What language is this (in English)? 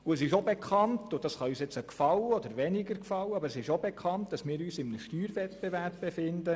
Swiss German